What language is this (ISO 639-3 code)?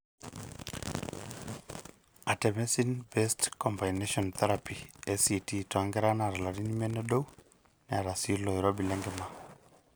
mas